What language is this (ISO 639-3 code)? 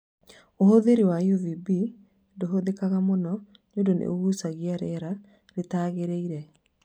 kik